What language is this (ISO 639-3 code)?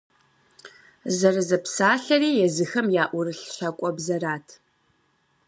kbd